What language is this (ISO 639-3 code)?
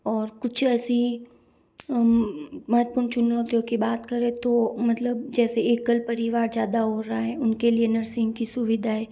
hin